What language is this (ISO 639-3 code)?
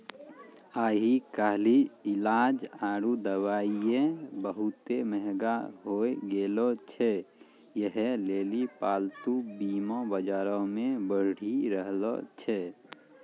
mai